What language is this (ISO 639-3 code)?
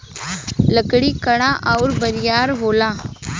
bho